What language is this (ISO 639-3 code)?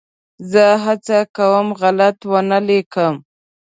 pus